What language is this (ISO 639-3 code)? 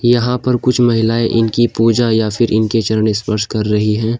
hin